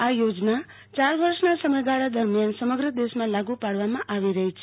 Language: Gujarati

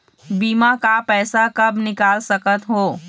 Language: Chhattisgarhi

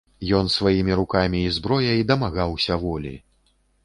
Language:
Belarusian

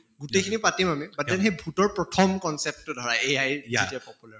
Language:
Assamese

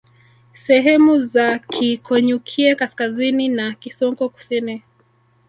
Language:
Swahili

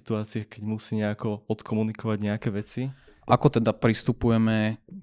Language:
Slovak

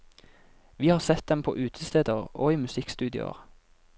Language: Norwegian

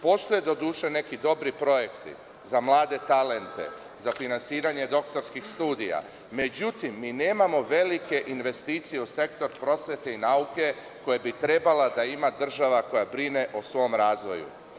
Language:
Serbian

